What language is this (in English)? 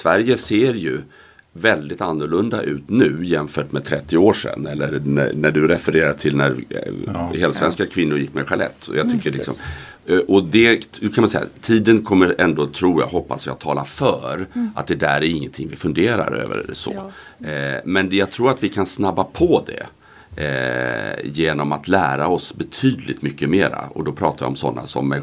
Swedish